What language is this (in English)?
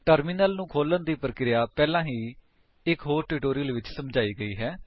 Punjabi